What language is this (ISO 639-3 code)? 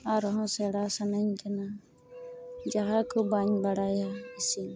sat